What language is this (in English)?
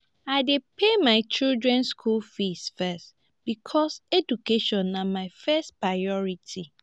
Nigerian Pidgin